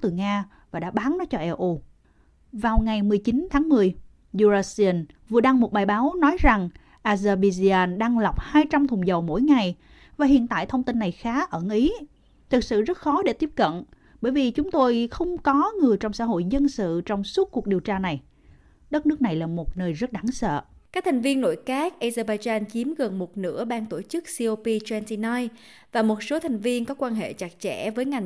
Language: Vietnamese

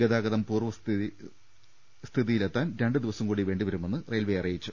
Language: Malayalam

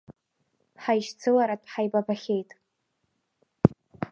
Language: Abkhazian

